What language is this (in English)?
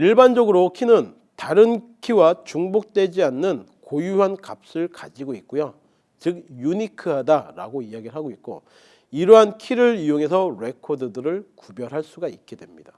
Korean